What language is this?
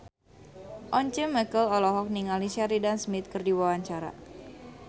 Sundanese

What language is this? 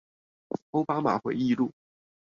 Chinese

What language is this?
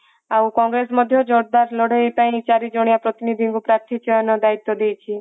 Odia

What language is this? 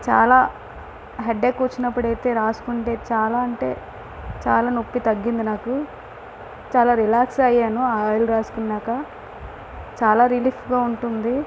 Telugu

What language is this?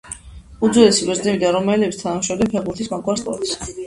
Georgian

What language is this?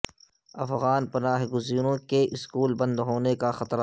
Urdu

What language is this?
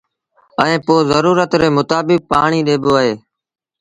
Sindhi Bhil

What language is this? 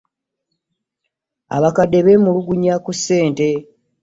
Ganda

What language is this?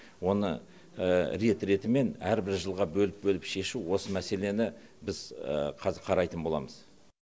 Kazakh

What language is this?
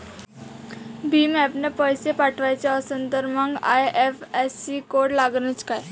Marathi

